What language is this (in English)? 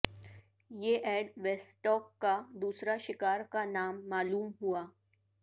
Urdu